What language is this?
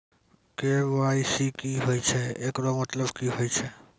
Maithili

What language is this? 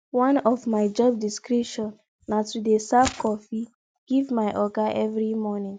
Nigerian Pidgin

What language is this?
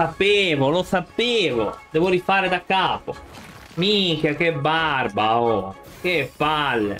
Italian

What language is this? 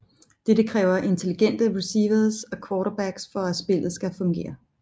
Danish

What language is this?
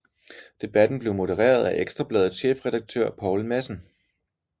Danish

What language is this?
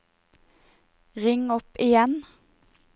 Norwegian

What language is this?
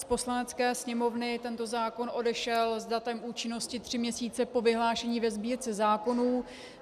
Czech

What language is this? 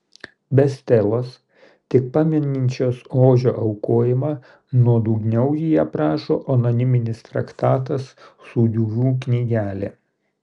Lithuanian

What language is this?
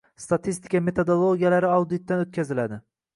Uzbek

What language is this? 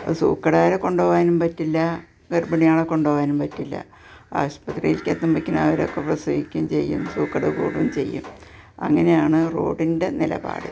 Malayalam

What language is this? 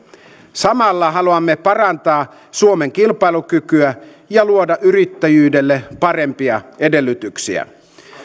Finnish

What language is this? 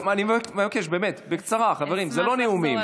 Hebrew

